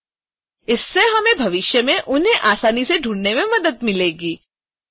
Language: Hindi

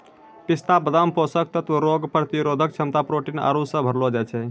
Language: Maithili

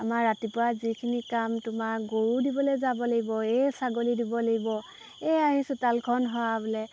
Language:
Assamese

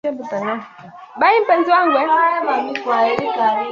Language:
Swahili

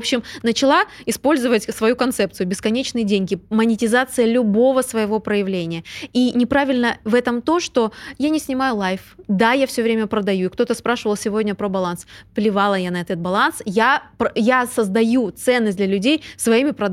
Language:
Russian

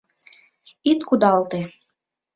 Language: Mari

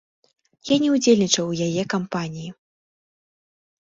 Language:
Belarusian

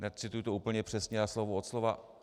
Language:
Czech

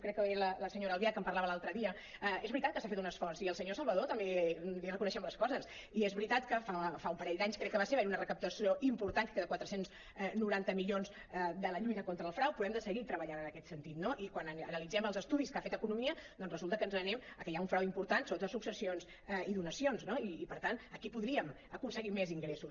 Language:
Catalan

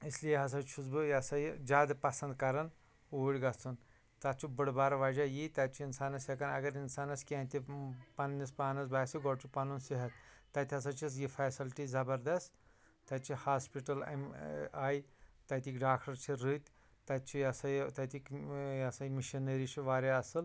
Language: Kashmiri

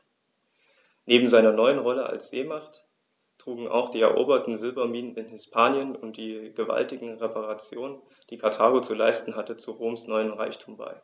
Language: German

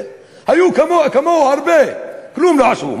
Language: Hebrew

